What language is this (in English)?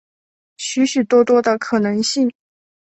Chinese